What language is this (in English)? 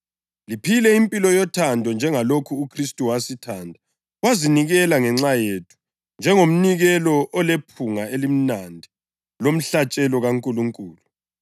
North Ndebele